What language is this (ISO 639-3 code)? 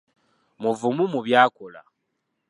lug